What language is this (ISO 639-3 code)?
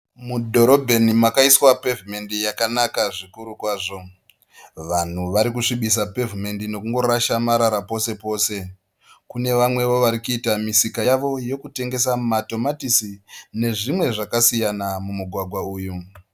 sna